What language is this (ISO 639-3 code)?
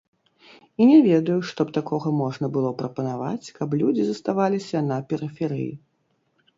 bel